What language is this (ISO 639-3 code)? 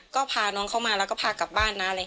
tha